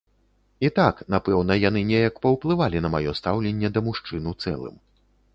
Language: Belarusian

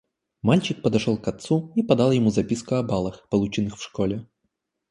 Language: Russian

